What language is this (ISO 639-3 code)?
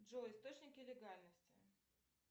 rus